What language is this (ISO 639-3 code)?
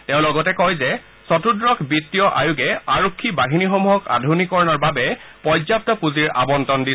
asm